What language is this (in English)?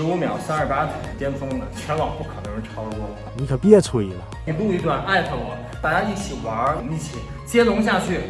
Chinese